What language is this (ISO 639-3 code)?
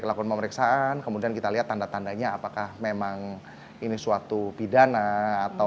ind